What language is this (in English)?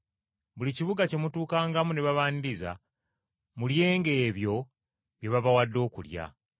Ganda